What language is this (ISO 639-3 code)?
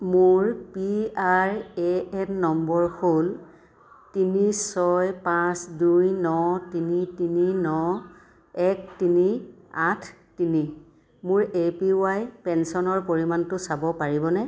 asm